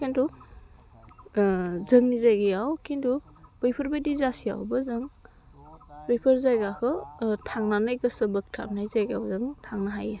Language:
Bodo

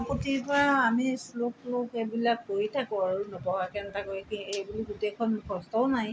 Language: Assamese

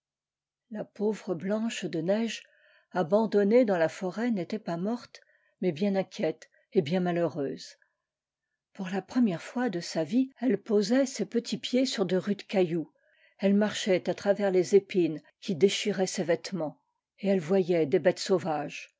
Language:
French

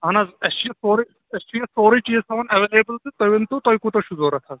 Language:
Kashmiri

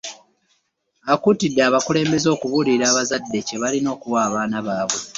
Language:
Ganda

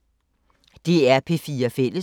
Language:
Danish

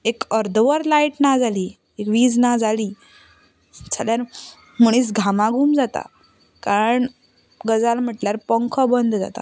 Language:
Konkani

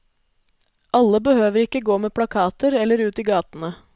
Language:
Norwegian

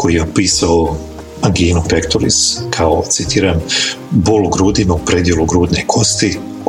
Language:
Croatian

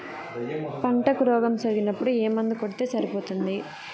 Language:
Telugu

